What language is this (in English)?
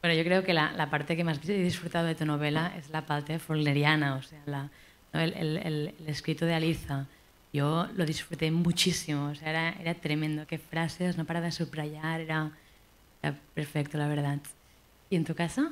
Spanish